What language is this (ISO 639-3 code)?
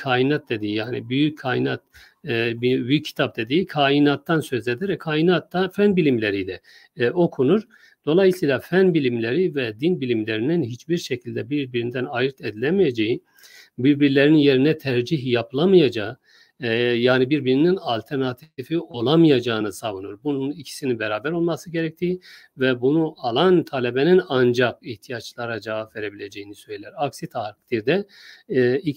tur